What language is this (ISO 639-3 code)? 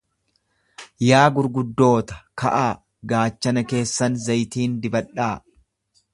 orm